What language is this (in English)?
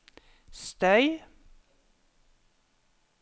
Norwegian